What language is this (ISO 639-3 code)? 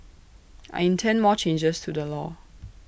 eng